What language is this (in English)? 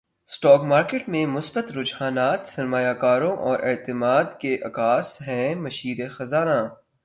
Urdu